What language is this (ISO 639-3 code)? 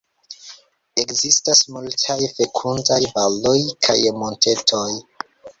epo